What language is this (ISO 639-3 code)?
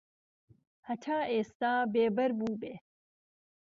ckb